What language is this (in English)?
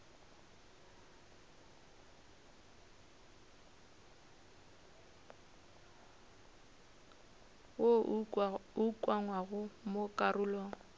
Northern Sotho